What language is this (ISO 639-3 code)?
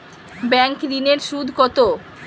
ben